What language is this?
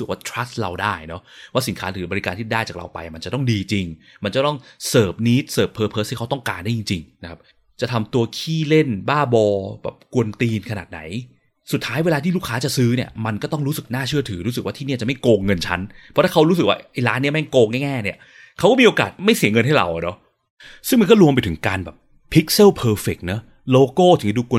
Thai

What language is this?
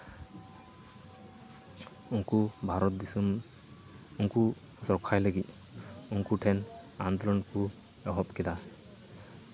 Santali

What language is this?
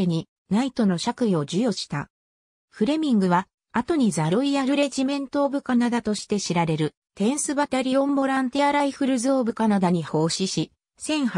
Japanese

